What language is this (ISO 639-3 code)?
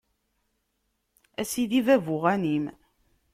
kab